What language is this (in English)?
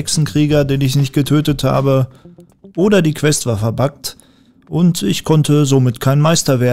German